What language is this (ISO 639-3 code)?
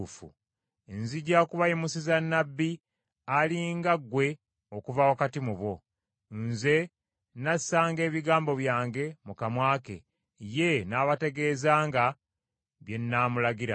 lug